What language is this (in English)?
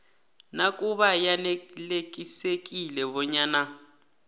South Ndebele